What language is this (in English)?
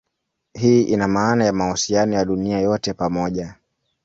Swahili